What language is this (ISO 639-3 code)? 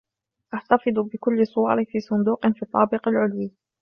ara